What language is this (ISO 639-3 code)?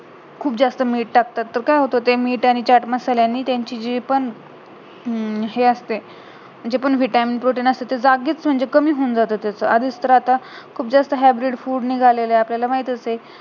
mar